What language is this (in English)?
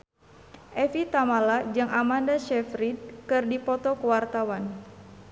Sundanese